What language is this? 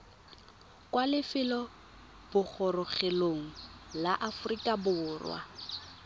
Tswana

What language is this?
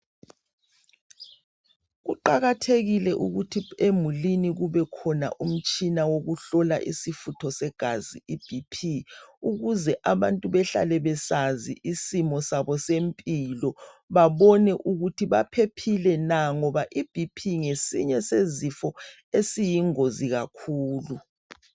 North Ndebele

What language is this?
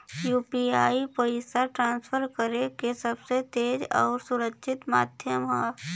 Bhojpuri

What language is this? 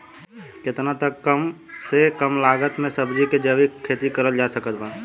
Bhojpuri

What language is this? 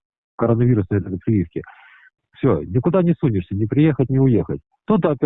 Russian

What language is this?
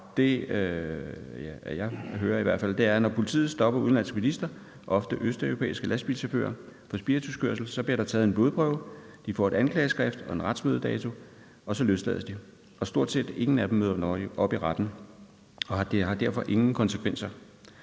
Danish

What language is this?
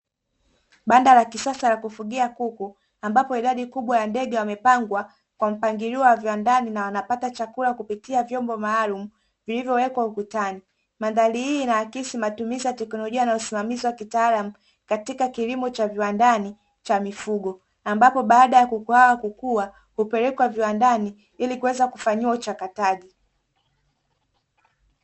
Swahili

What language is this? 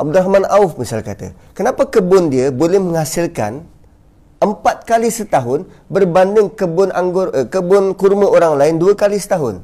Malay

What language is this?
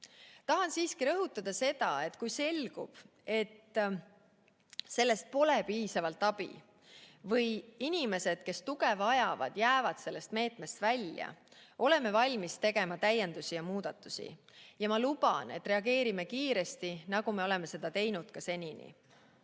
Estonian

